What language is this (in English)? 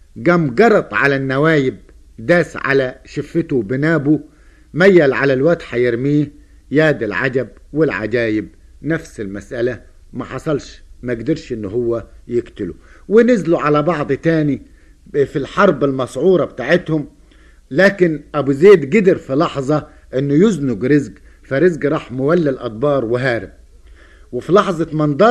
Arabic